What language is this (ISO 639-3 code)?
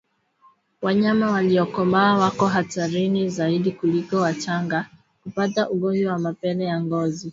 swa